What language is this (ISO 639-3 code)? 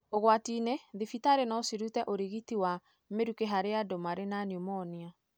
kik